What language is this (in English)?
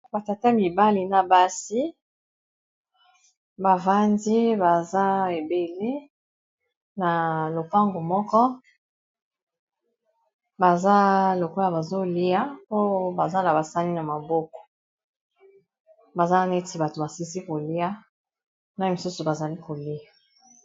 Lingala